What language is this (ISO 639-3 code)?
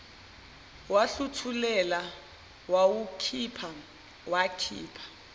zul